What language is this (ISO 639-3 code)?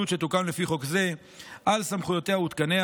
heb